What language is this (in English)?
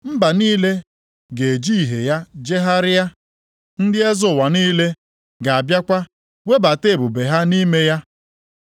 Igbo